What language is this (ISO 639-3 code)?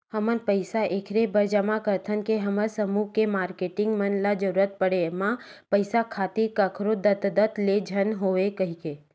hne